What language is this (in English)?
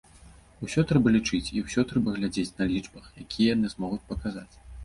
Belarusian